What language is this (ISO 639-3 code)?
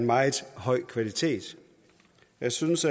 dan